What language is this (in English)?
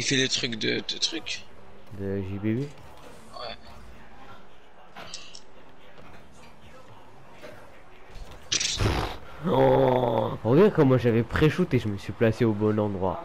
French